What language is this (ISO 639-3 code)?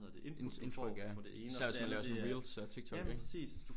dan